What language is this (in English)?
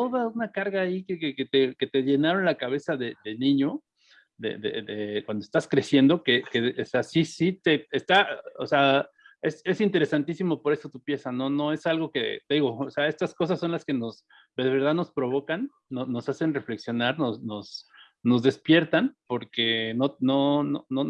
Spanish